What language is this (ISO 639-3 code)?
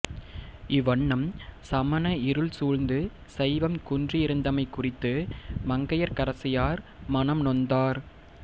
tam